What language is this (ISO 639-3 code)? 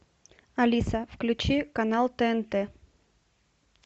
rus